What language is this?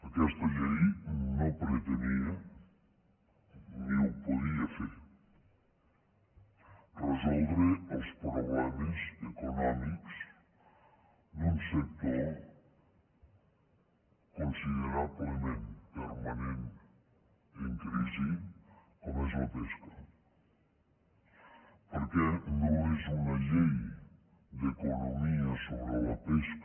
Catalan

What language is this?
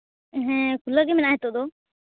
Santali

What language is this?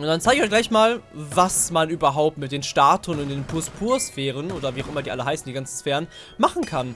German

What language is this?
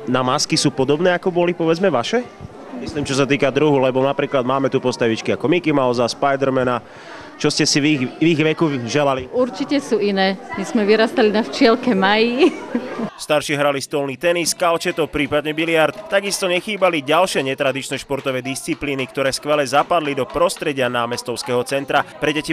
Slovak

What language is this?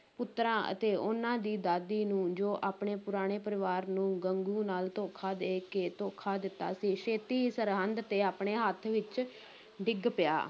Punjabi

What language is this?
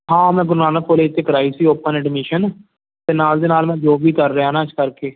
Punjabi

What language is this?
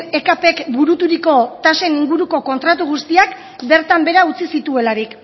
Basque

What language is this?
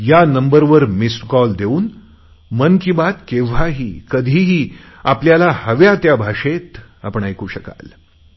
Marathi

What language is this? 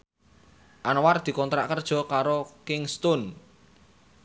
Javanese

